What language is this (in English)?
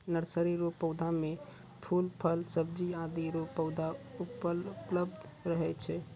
Maithili